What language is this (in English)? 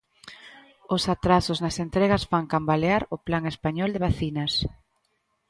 Galician